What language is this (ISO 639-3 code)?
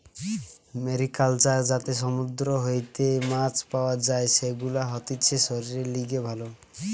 ben